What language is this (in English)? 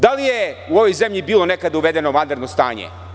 Serbian